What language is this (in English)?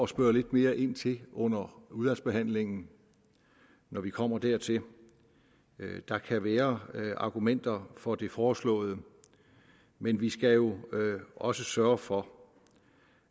Danish